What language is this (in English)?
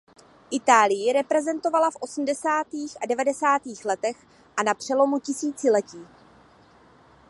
Czech